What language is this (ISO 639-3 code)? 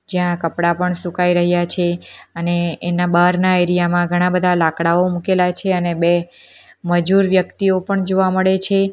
guj